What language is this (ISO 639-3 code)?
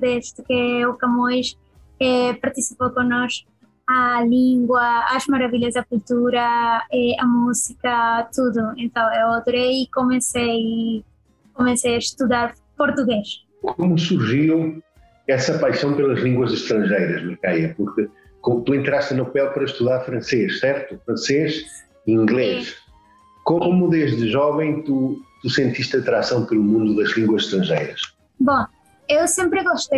por